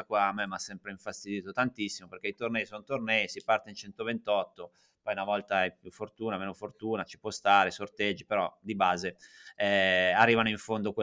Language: Italian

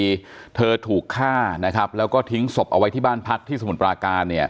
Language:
Thai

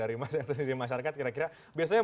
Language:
Indonesian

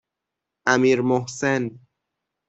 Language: Persian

